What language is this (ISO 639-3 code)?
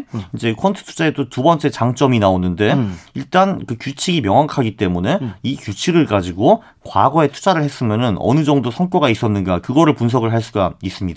kor